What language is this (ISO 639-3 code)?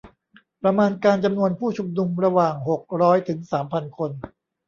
tha